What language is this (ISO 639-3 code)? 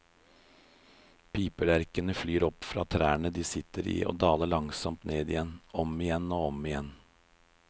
nor